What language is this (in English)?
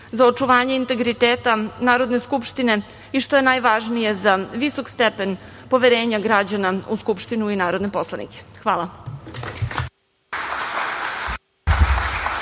Serbian